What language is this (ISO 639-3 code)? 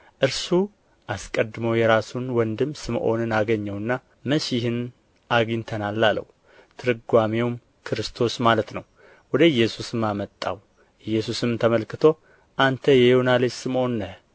amh